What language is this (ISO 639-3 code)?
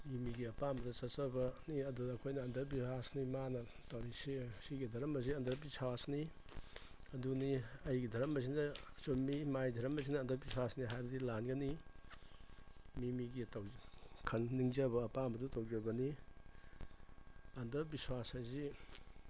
mni